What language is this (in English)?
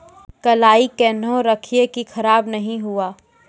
Maithili